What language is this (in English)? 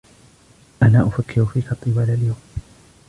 Arabic